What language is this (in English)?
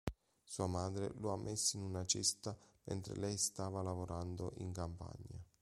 Italian